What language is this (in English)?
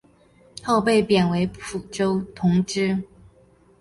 Chinese